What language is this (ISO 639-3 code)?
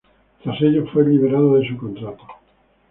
spa